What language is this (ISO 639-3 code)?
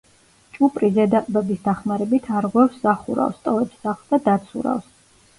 kat